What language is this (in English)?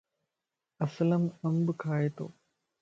Lasi